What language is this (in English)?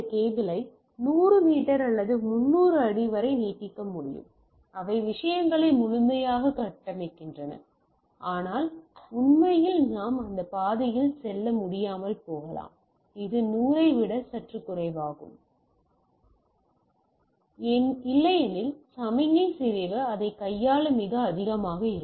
Tamil